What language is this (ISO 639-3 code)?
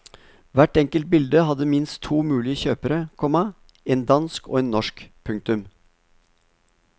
nor